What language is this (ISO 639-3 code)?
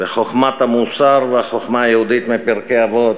heb